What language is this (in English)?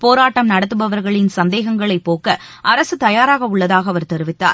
Tamil